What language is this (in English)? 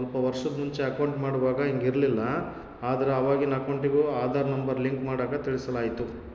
Kannada